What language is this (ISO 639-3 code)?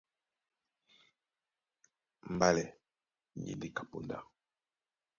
dua